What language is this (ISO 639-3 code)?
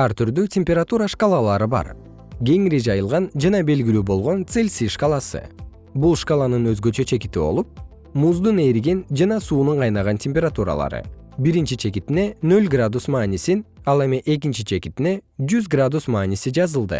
kir